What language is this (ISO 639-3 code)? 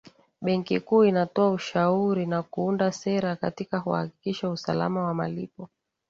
swa